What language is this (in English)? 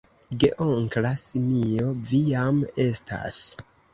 Esperanto